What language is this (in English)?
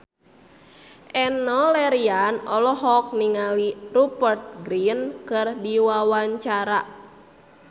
Sundanese